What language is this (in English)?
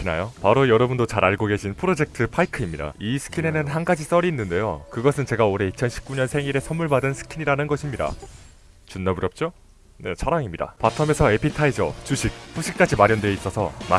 Korean